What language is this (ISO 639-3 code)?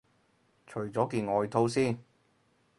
yue